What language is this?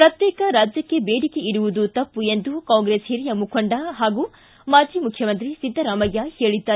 Kannada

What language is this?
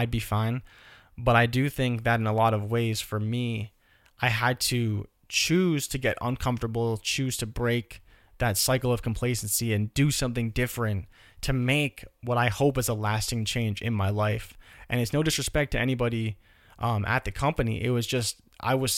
English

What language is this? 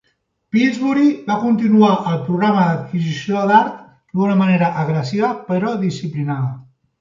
Catalan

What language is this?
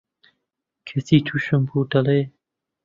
Central Kurdish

